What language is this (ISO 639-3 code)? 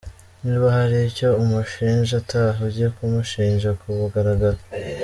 kin